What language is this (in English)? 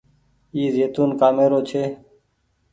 Goaria